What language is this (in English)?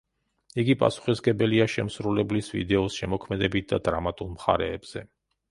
Georgian